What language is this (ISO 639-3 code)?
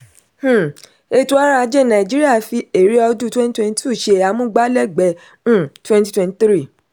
yor